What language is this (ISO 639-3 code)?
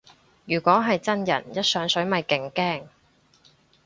yue